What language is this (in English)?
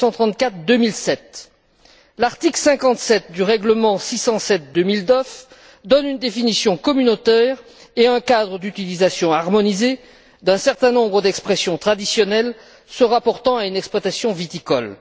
French